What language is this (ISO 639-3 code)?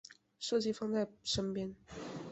zho